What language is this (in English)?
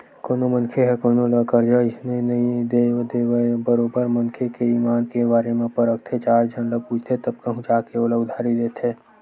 Chhattisgarhi